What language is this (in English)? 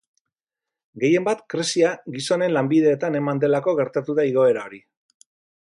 Basque